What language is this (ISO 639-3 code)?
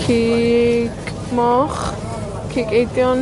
cym